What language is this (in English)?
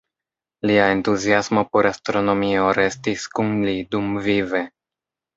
Esperanto